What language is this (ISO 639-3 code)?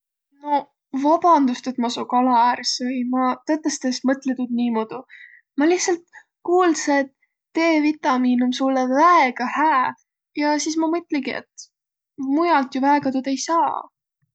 vro